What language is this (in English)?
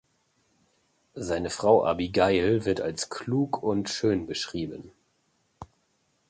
German